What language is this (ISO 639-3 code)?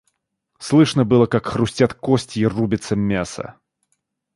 rus